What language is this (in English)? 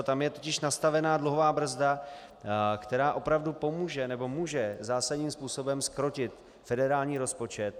Czech